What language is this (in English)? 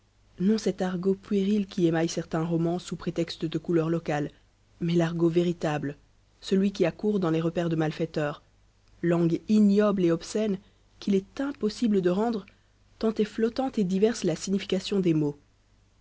French